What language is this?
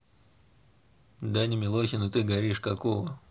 Russian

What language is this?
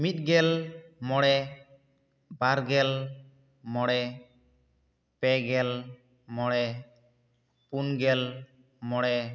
Santali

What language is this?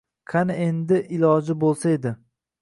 Uzbek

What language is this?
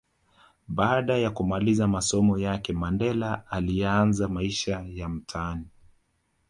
Swahili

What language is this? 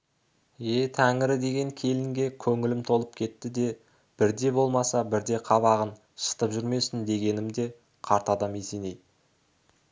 Kazakh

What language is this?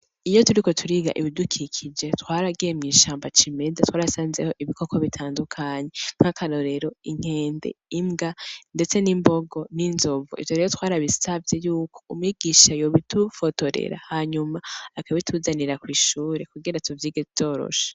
Rundi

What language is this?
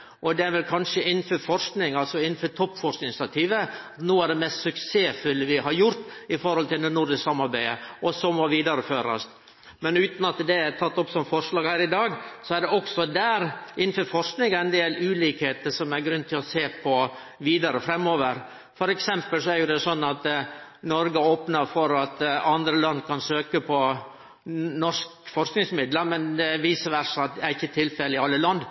Norwegian Nynorsk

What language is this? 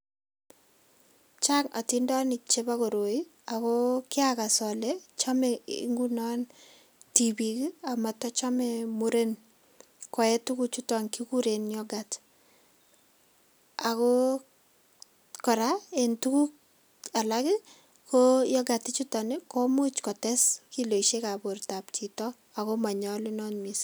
Kalenjin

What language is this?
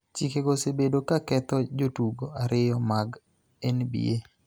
Luo (Kenya and Tanzania)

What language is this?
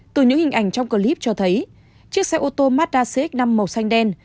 Vietnamese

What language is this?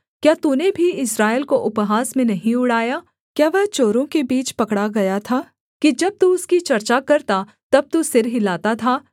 Hindi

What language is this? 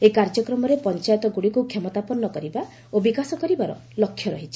Odia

